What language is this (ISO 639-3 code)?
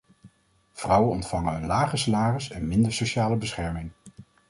nld